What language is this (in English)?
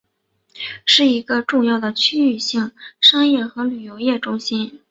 Chinese